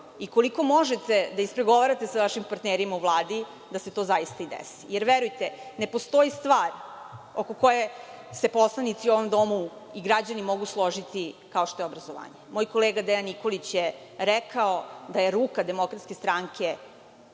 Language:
Serbian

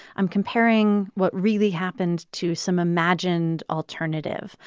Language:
English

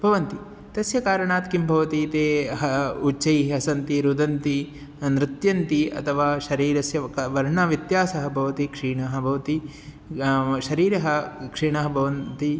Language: Sanskrit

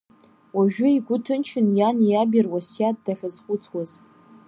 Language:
Abkhazian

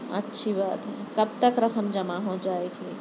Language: Urdu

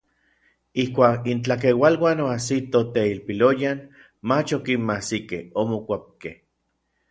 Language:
Orizaba Nahuatl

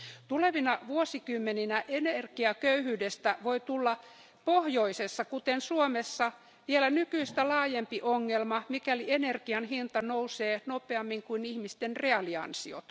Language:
Finnish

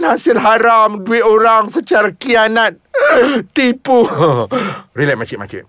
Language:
Malay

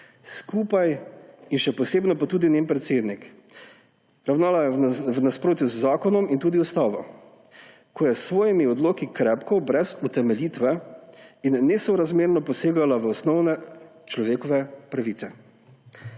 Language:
Slovenian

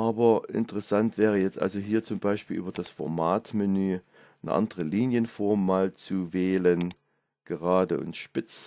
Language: German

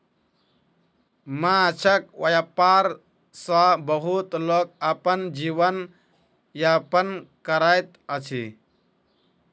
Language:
Maithili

